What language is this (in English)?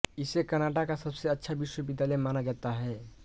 Hindi